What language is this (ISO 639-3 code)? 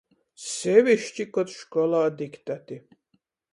ltg